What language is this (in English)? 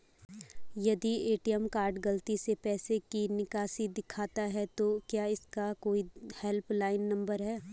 Hindi